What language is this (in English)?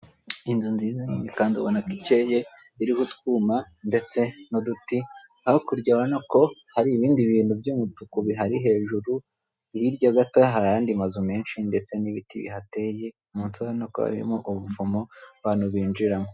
Kinyarwanda